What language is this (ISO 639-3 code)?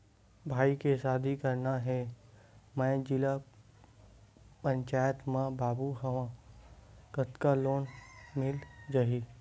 hne